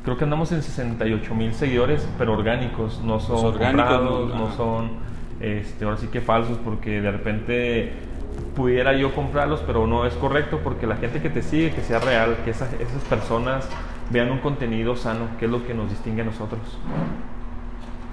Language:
Spanish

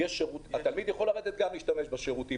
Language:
Hebrew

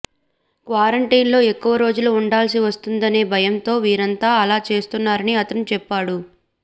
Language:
Telugu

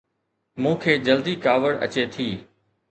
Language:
Sindhi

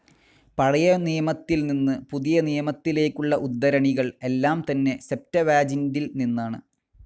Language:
Malayalam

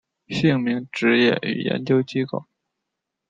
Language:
Chinese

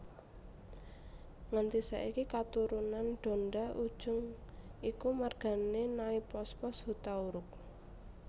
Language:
Javanese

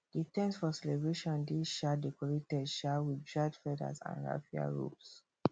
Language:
Nigerian Pidgin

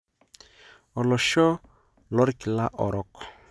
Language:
Masai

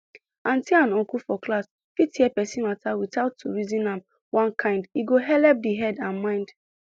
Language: Nigerian Pidgin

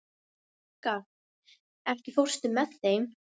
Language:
Icelandic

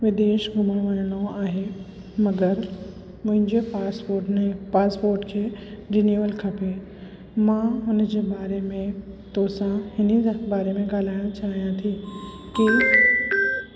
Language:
Sindhi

